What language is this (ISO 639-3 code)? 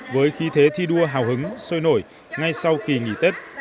vie